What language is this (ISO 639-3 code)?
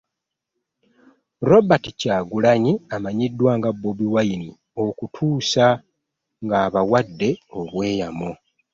lug